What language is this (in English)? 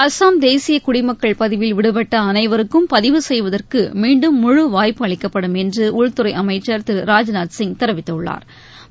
Tamil